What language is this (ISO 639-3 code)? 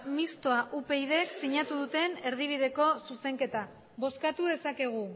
eus